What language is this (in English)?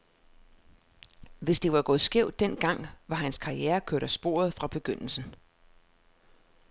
Danish